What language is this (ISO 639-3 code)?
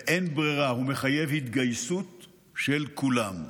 heb